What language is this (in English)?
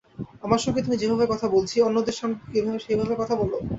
Bangla